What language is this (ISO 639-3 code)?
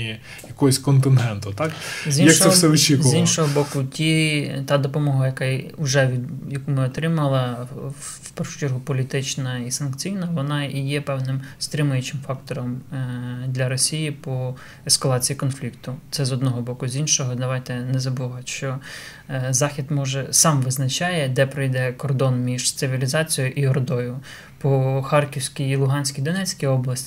ukr